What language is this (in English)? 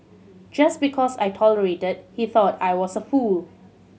English